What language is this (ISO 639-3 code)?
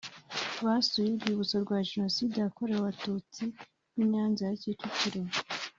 kin